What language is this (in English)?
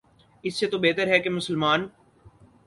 Urdu